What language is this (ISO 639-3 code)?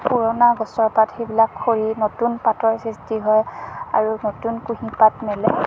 asm